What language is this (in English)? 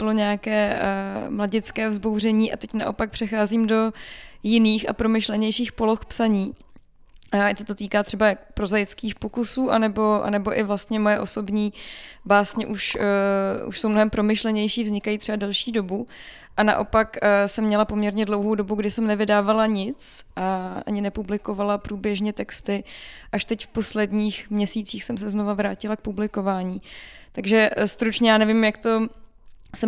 Czech